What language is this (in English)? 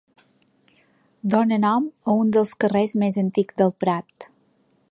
Catalan